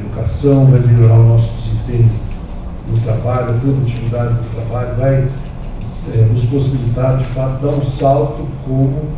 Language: Portuguese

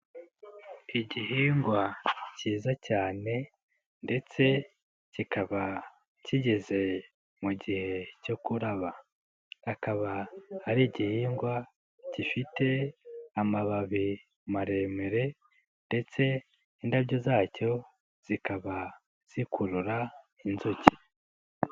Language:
Kinyarwanda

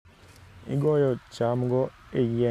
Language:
Luo (Kenya and Tanzania)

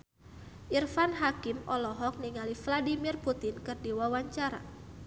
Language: Sundanese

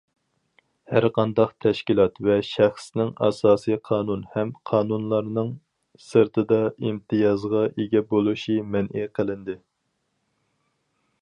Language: Uyghur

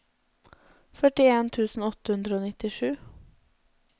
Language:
Norwegian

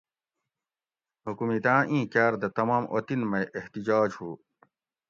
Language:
Gawri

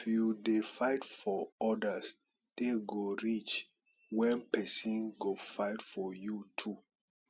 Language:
Nigerian Pidgin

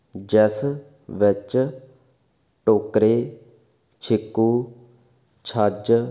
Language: Punjabi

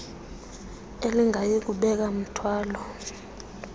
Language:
Xhosa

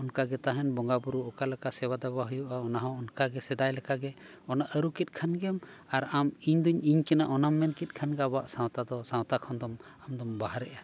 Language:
Santali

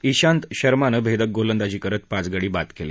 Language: Marathi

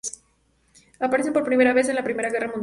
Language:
Spanish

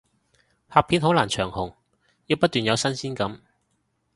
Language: Cantonese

